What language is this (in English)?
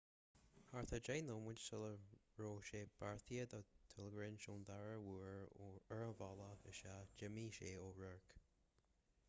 Irish